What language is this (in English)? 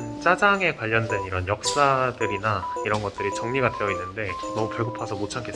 Korean